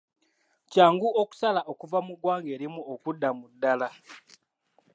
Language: Ganda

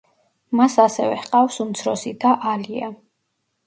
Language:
Georgian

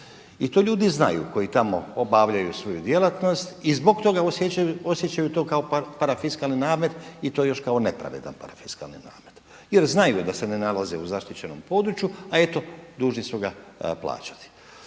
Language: Croatian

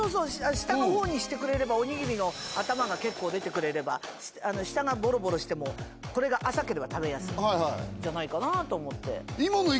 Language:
Japanese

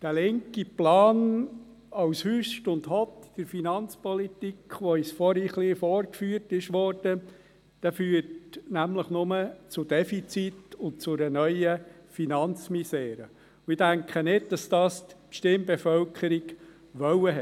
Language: Swiss German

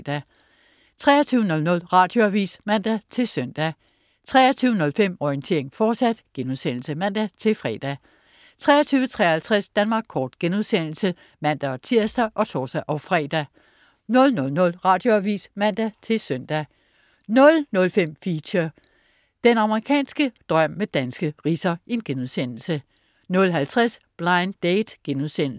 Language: Danish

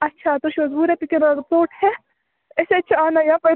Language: Kashmiri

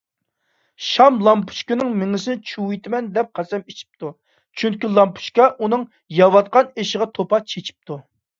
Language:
Uyghur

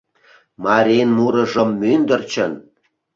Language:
Mari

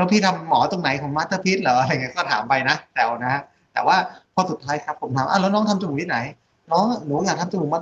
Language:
Thai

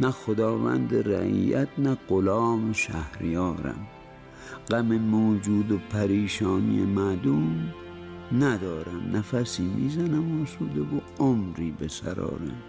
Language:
Persian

